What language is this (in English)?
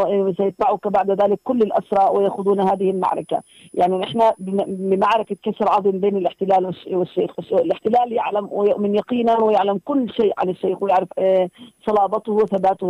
Arabic